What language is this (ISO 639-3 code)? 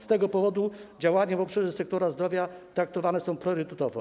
pol